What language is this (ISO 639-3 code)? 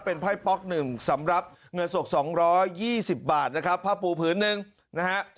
tha